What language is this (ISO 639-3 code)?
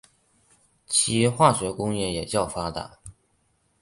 zho